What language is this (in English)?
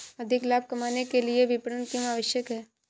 Hindi